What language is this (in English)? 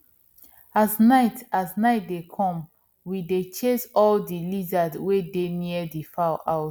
Nigerian Pidgin